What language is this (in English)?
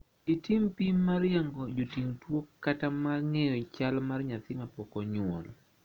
Luo (Kenya and Tanzania)